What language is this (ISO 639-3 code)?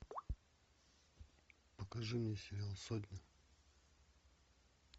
rus